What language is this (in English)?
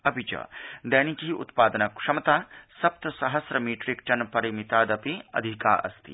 Sanskrit